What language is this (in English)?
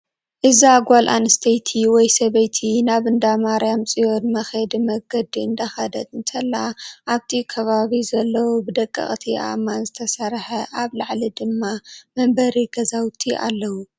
Tigrinya